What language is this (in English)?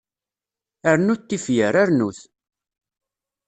Kabyle